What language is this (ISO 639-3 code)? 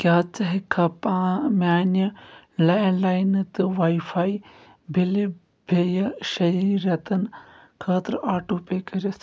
kas